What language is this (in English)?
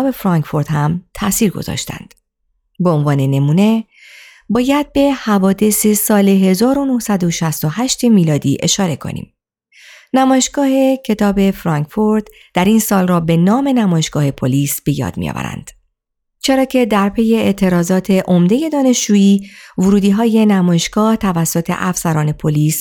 Persian